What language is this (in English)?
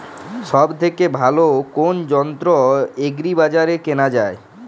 Bangla